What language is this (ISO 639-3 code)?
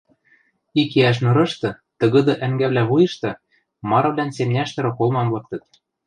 mrj